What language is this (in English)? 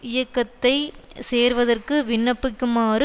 Tamil